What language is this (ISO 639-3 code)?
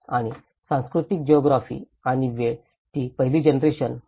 mar